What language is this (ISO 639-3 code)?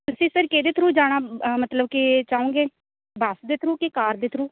pan